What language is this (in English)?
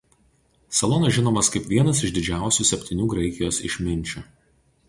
Lithuanian